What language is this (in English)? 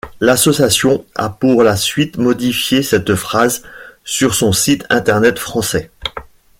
French